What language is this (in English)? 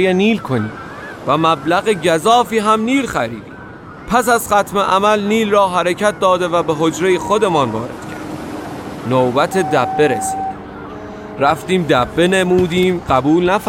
Persian